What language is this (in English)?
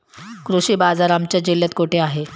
Marathi